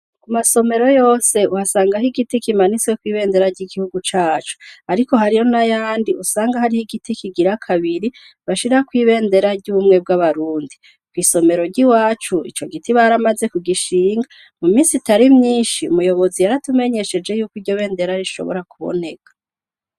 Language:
Rundi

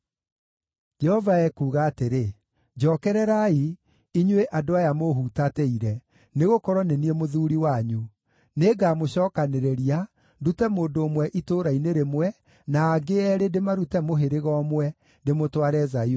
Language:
Kikuyu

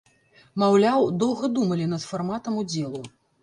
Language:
Belarusian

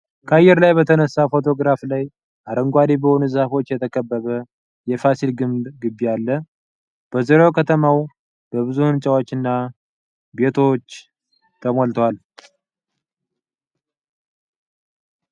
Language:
Amharic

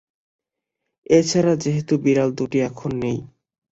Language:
Bangla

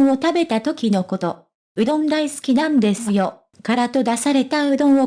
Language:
Japanese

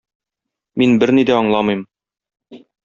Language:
Tatar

